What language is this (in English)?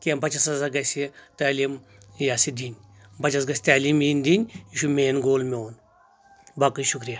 Kashmiri